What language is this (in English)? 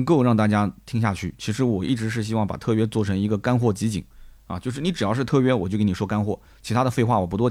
Chinese